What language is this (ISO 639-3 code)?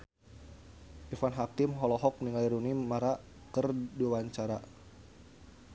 sun